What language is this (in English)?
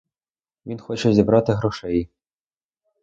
Ukrainian